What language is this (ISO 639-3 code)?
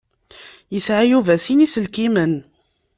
kab